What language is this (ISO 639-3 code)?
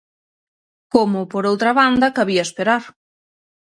glg